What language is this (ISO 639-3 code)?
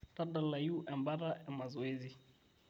mas